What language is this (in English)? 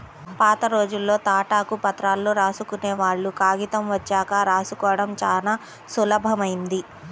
Telugu